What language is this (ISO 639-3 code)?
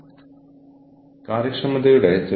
mal